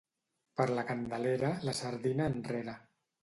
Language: Catalan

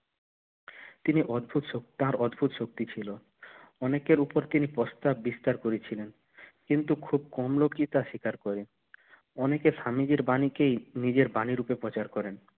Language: Bangla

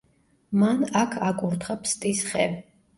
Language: Georgian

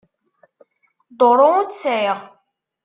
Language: Kabyle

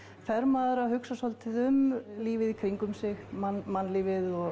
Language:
Icelandic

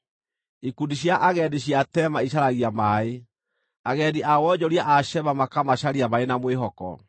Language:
Kikuyu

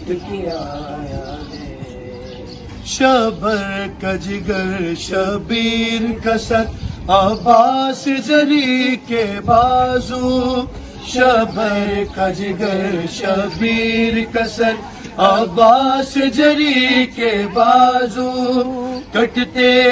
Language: Urdu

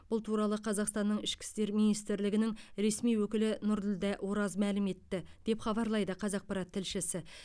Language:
Kazakh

